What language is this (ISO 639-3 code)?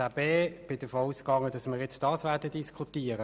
gsw